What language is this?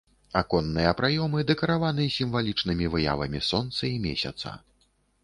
Belarusian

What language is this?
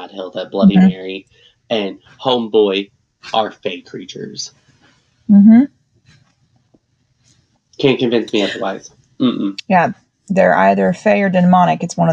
English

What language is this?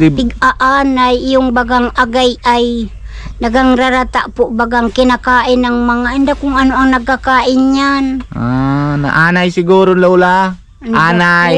Filipino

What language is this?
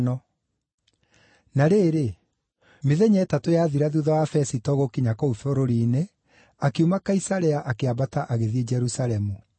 Kikuyu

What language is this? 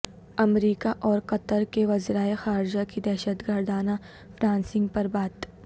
Urdu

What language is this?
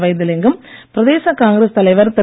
Tamil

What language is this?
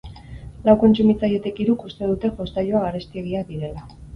Basque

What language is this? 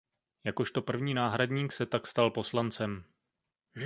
Czech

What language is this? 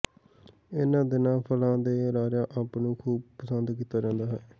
Punjabi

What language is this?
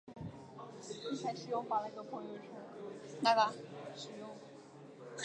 Chinese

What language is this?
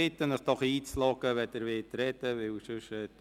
Swiss German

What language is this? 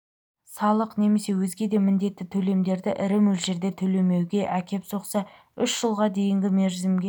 Kazakh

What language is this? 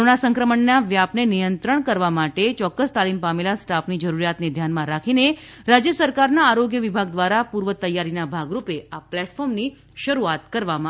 Gujarati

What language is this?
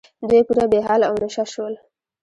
Pashto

